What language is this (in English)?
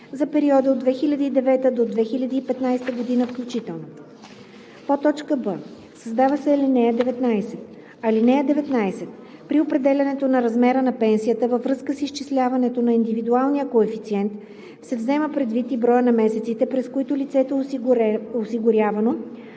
Bulgarian